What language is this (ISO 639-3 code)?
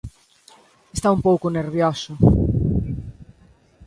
glg